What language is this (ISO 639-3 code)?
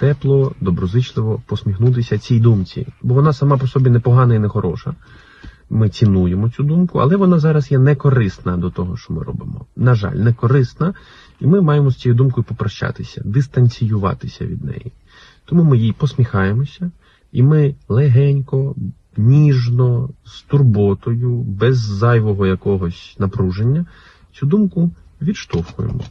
ukr